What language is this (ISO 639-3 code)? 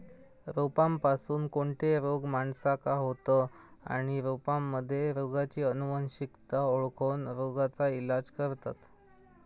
mar